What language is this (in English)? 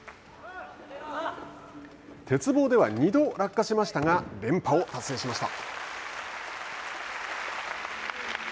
Japanese